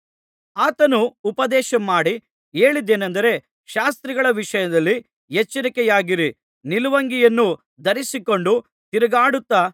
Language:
Kannada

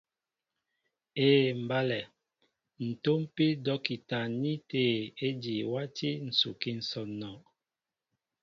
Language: Mbo (Cameroon)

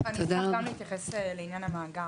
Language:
Hebrew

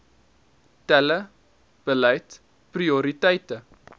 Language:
Afrikaans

